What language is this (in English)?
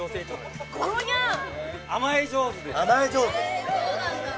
Japanese